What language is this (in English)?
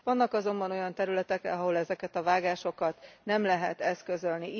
Hungarian